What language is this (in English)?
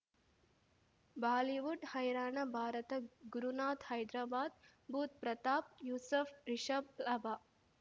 Kannada